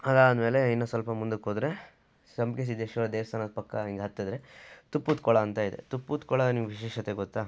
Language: Kannada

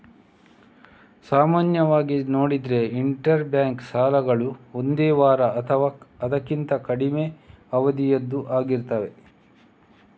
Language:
Kannada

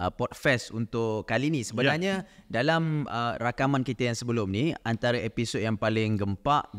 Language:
Malay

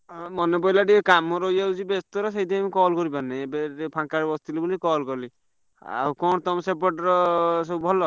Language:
Odia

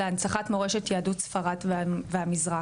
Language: Hebrew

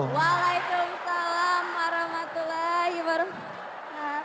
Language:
Indonesian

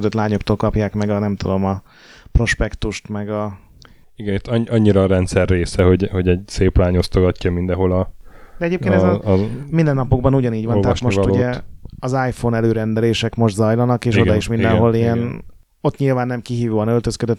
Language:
Hungarian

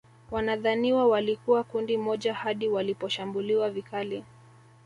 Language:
Swahili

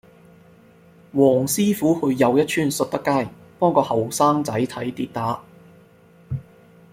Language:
Cantonese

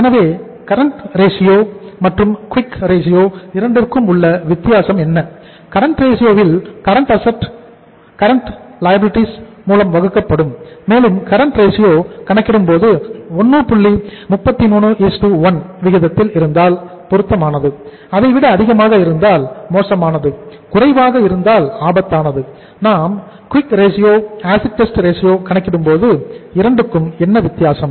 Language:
Tamil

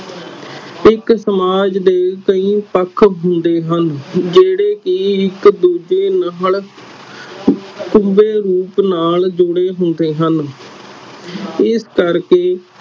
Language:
Punjabi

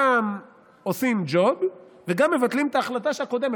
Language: Hebrew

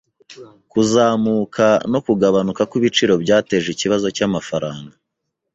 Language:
Kinyarwanda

